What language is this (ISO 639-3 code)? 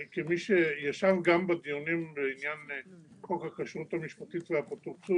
heb